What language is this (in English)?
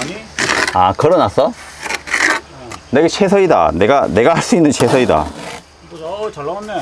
Korean